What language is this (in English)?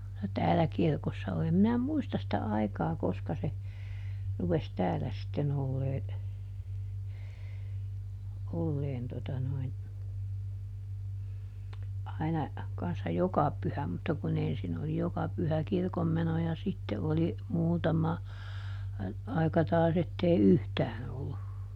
Finnish